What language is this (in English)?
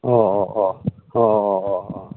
Manipuri